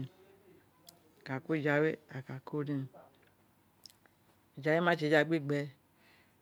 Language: Isekiri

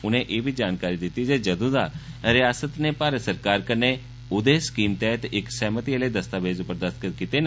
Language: Dogri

